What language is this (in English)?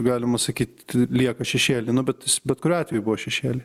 Lithuanian